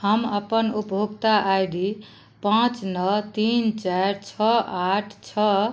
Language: Maithili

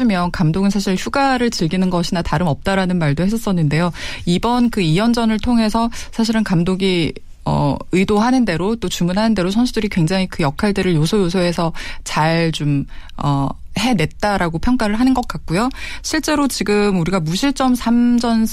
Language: Korean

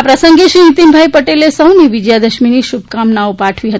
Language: Gujarati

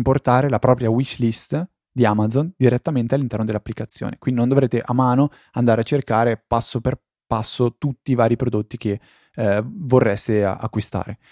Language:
Italian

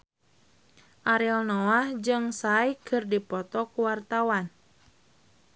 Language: Sundanese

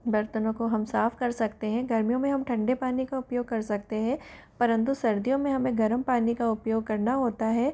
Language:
Hindi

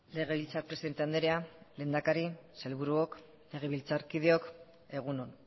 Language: Basque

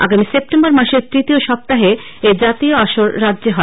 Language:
Bangla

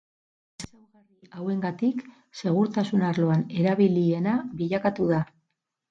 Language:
Basque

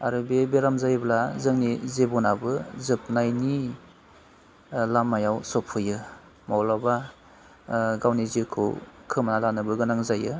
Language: Bodo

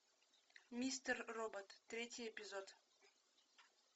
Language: Russian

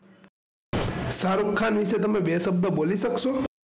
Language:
Gujarati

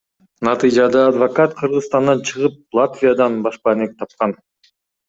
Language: Kyrgyz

